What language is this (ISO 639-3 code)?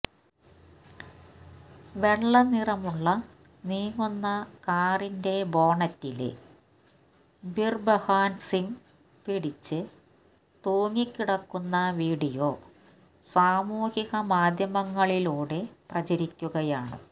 mal